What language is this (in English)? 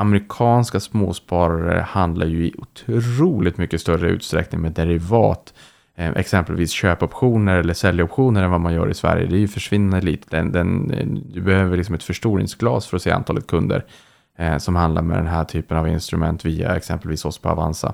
Swedish